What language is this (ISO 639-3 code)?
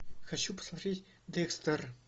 rus